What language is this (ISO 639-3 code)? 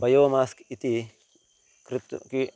san